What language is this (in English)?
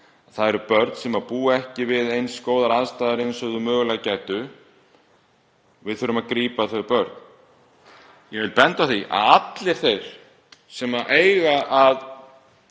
Icelandic